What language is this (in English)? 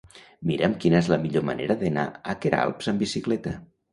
Catalan